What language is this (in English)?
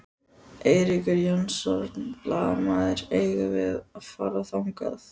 Icelandic